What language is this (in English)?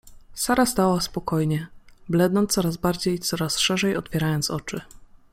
Polish